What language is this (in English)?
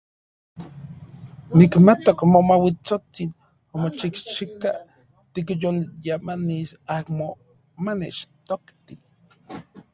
Central Puebla Nahuatl